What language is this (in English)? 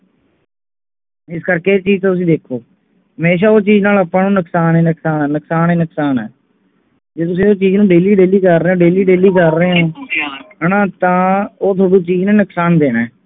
Punjabi